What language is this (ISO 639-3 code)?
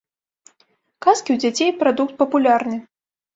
bel